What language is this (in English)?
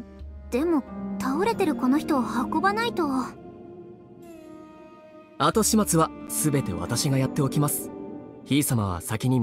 Japanese